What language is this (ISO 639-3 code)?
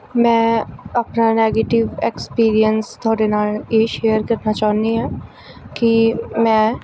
pan